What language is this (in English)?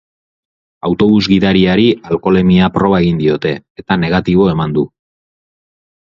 Basque